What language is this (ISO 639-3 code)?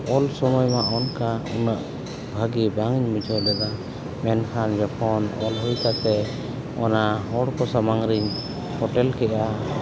sat